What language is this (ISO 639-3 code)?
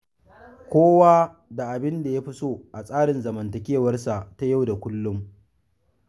hau